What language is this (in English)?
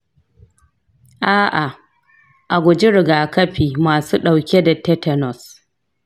Hausa